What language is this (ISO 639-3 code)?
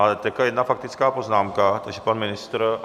ces